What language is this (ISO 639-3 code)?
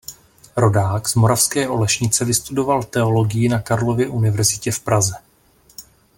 ces